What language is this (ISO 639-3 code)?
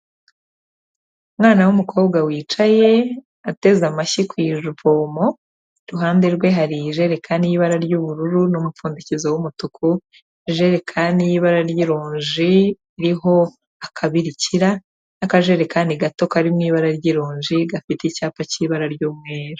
kin